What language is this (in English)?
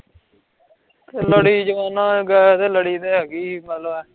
Punjabi